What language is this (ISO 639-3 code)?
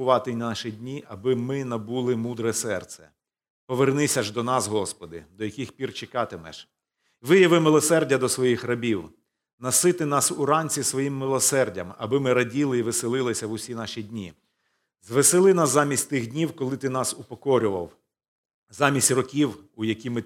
ukr